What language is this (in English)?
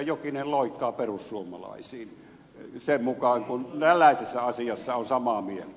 Finnish